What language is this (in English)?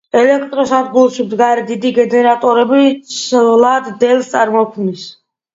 Georgian